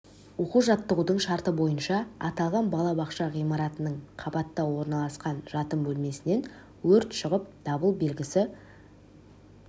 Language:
Kazakh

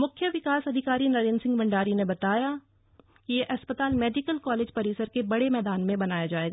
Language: Hindi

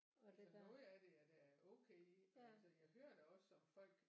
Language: Danish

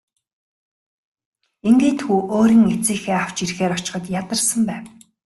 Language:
Mongolian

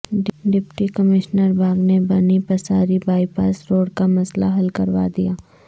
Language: Urdu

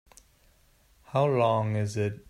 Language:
English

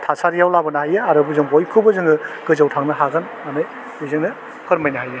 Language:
Bodo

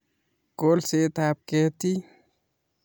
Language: Kalenjin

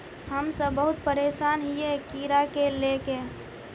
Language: Magahi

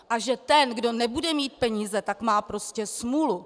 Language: Czech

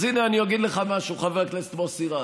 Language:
Hebrew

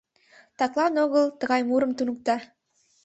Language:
Mari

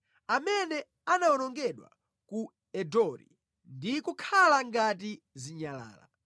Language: Nyanja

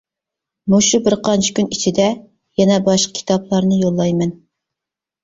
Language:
Uyghur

